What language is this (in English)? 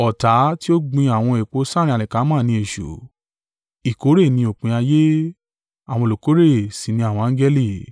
Yoruba